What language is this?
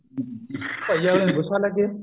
Punjabi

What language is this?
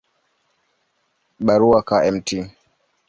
Swahili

